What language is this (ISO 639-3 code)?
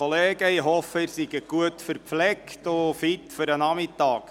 gsw